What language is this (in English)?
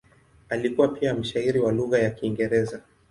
Swahili